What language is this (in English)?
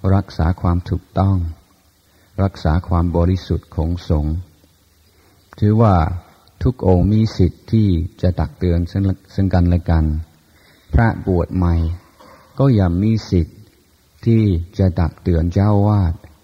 Thai